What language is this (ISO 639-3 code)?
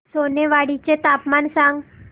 mar